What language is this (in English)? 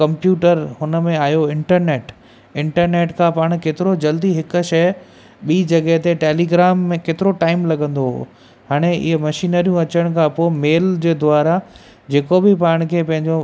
Sindhi